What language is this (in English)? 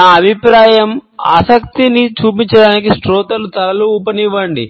Telugu